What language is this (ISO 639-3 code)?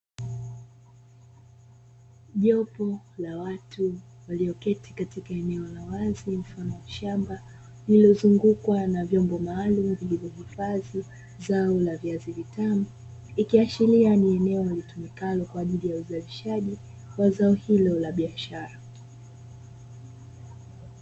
swa